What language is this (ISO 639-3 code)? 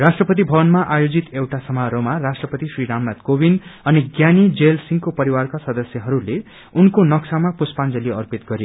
nep